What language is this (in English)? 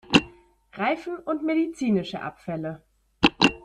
German